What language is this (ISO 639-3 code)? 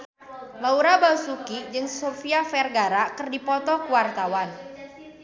sun